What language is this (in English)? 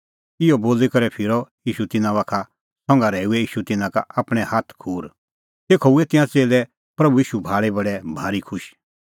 Kullu Pahari